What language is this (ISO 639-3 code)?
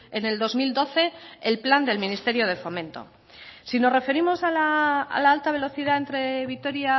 spa